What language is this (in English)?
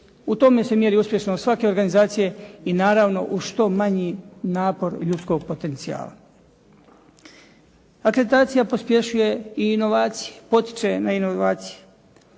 Croatian